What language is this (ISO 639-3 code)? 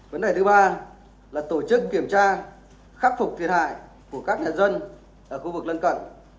vie